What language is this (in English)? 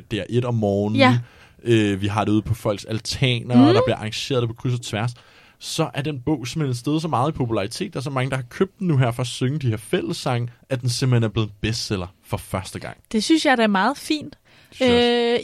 Danish